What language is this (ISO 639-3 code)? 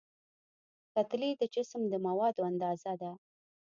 pus